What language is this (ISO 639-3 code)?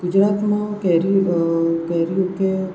guj